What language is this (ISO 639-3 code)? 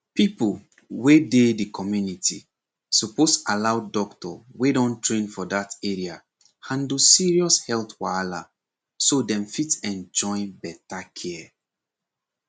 pcm